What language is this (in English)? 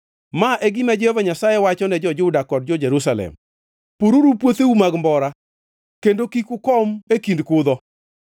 Luo (Kenya and Tanzania)